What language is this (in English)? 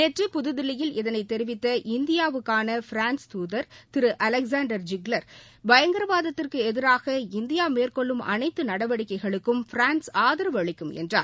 Tamil